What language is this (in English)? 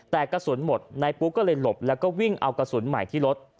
Thai